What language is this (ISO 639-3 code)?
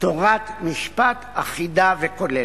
heb